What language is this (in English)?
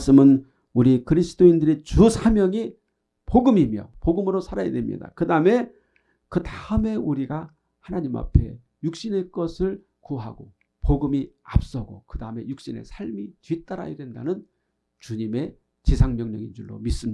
Korean